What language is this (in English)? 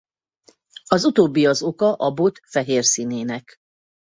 Hungarian